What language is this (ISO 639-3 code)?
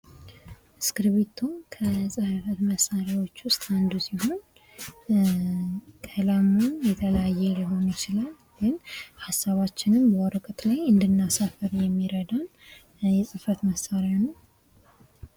amh